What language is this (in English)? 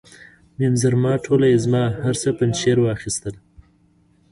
Pashto